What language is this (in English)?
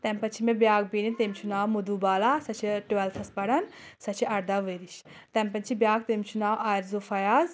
Kashmiri